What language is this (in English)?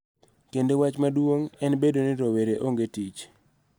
Luo (Kenya and Tanzania)